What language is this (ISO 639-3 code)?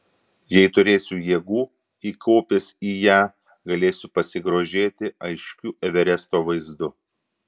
lit